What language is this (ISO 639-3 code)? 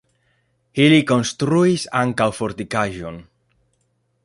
epo